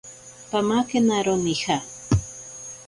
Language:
Ashéninka Perené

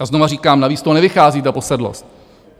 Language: Czech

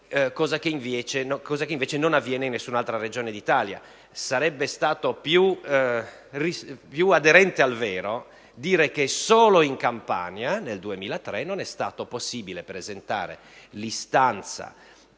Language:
Italian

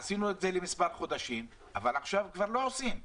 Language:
Hebrew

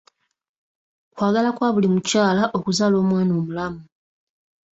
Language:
Ganda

